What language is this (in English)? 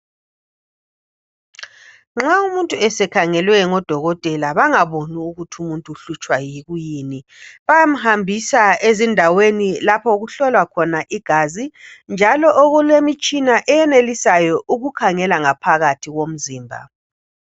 North Ndebele